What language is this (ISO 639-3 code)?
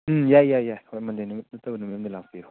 mni